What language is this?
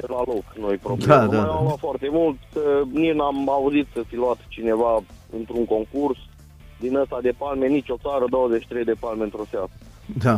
Romanian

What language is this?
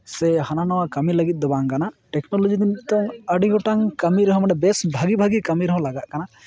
Santali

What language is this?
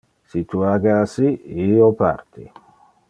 Interlingua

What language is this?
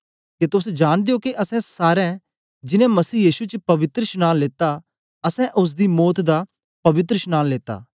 Dogri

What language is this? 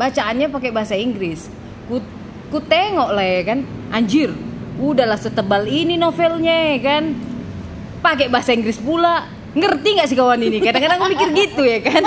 Indonesian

